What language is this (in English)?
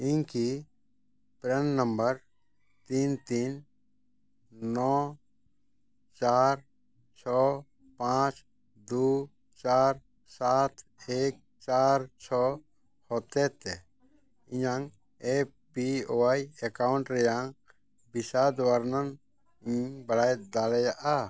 Santali